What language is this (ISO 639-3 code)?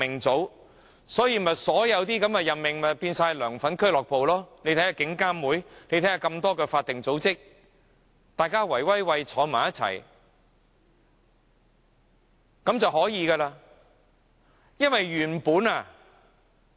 yue